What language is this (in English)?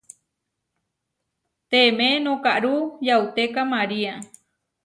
Huarijio